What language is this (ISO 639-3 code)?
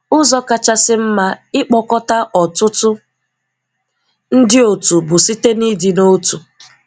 ibo